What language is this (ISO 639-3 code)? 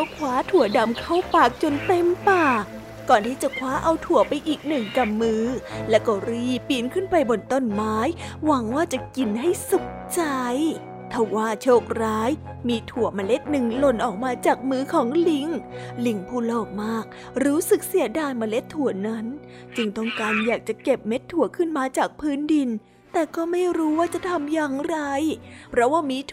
tha